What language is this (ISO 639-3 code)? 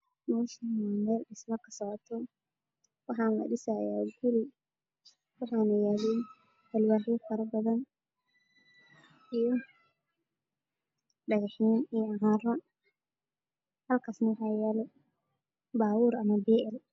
som